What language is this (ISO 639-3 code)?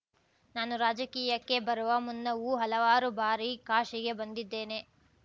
kan